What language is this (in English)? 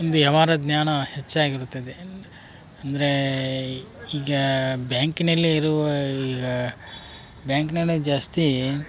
Kannada